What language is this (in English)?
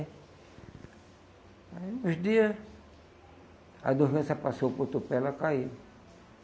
Portuguese